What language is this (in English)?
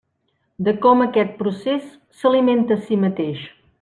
Catalan